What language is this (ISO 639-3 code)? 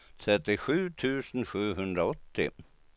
swe